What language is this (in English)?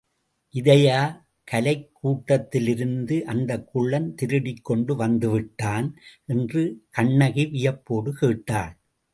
Tamil